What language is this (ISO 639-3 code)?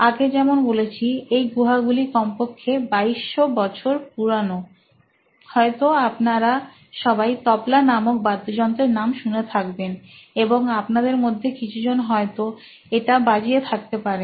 ben